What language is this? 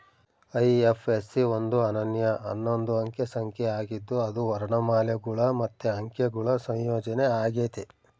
Kannada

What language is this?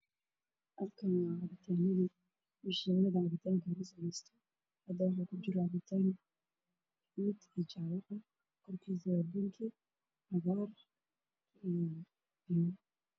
Somali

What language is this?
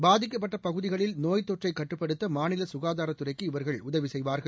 Tamil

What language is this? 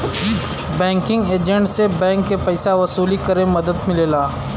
Bhojpuri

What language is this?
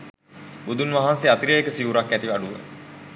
Sinhala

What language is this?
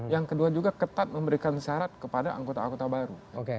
Indonesian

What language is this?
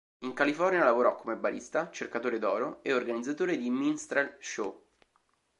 Italian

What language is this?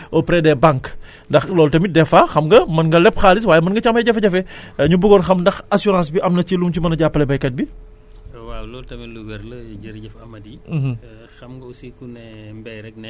Wolof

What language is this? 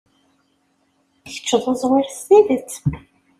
Kabyle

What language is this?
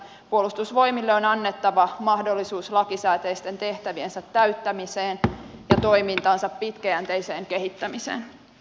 Finnish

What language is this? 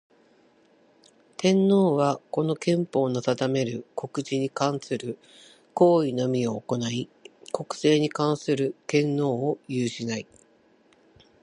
Japanese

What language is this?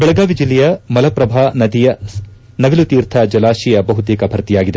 Kannada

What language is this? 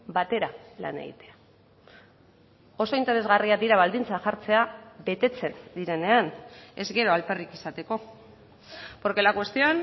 Basque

